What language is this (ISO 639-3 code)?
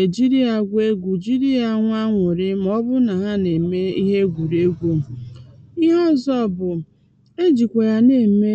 ibo